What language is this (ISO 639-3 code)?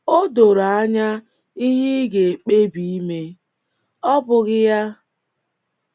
ibo